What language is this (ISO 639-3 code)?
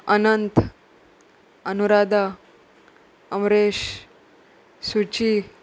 kok